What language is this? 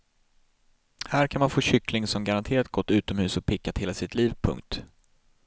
Swedish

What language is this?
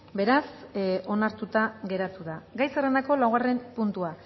Basque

